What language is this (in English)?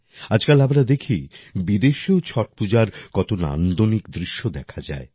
Bangla